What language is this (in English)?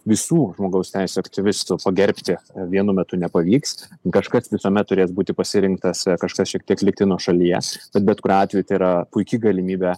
Lithuanian